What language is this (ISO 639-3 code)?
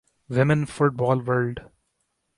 urd